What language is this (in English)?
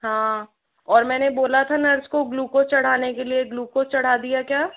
Hindi